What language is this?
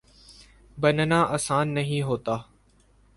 Urdu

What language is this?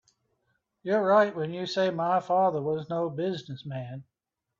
English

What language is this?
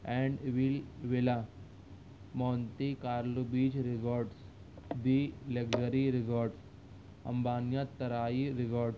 Urdu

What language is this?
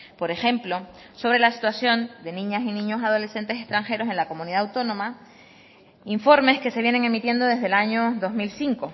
Spanish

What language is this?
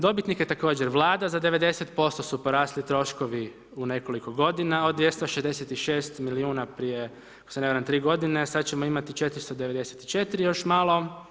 Croatian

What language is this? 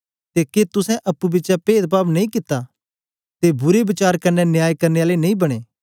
Dogri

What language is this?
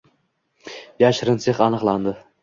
Uzbek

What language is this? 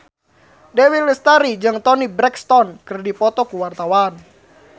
Sundanese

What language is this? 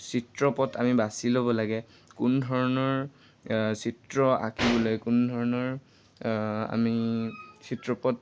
Assamese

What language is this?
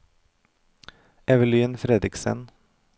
Norwegian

